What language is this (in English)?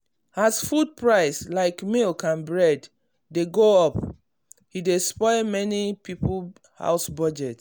Nigerian Pidgin